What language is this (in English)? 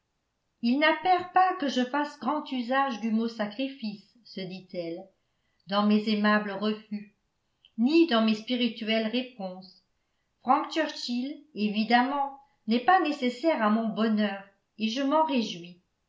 French